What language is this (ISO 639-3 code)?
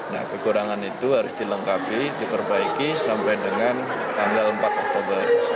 ind